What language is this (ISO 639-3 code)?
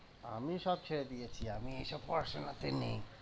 ben